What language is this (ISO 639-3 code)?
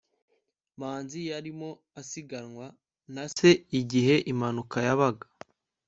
kin